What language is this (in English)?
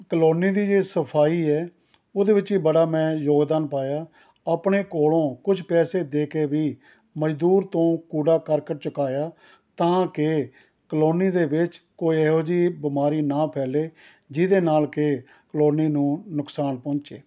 Punjabi